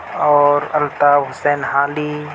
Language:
Urdu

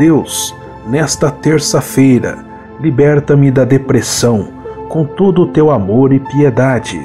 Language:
Portuguese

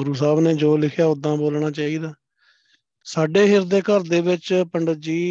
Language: Punjabi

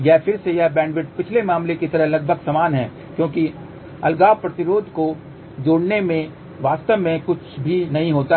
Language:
Hindi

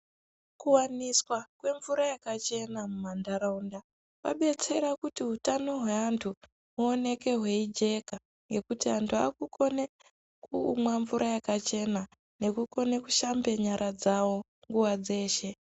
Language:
Ndau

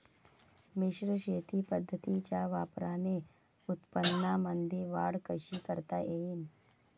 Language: Marathi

